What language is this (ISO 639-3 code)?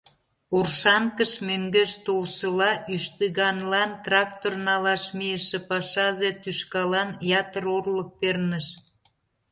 chm